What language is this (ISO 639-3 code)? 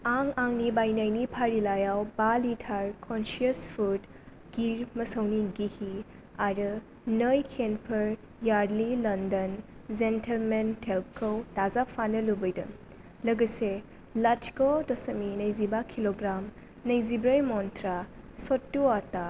brx